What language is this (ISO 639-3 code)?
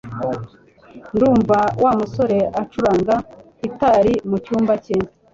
kin